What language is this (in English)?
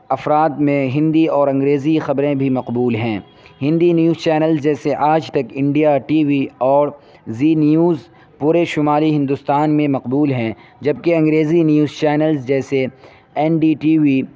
Urdu